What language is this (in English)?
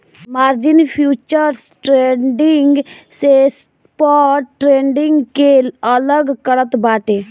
Bhojpuri